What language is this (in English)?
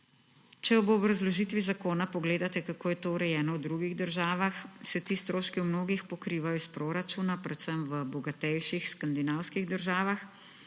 Slovenian